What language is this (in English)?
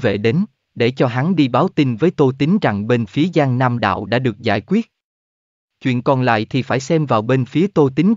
Vietnamese